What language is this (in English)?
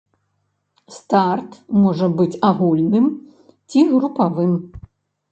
Belarusian